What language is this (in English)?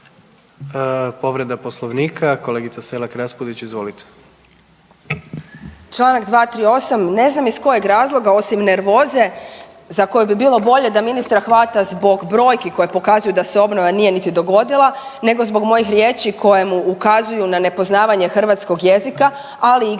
Croatian